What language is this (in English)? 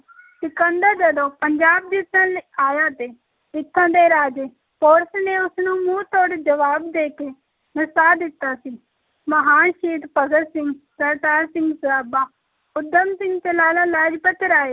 Punjabi